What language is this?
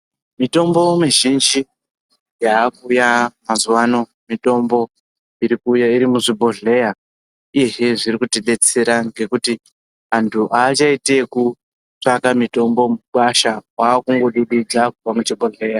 Ndau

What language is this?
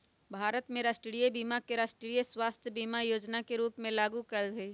Magahi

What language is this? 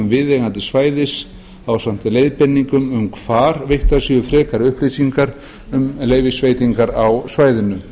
Icelandic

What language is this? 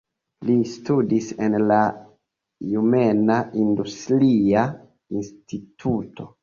Esperanto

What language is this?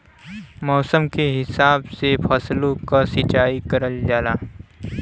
Bhojpuri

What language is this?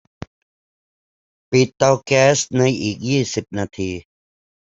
Thai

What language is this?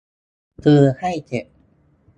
Thai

